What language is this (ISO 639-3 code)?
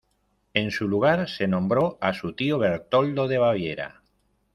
spa